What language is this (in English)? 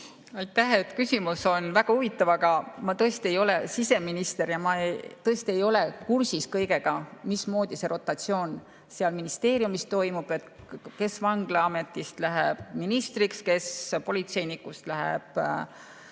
Estonian